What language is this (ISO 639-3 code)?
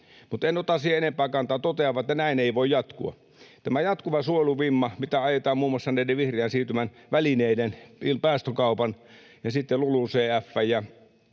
fin